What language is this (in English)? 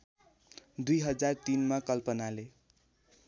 Nepali